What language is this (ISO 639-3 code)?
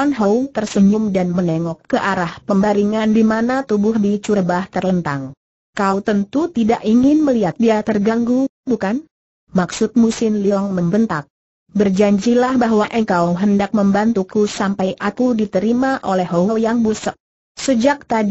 ind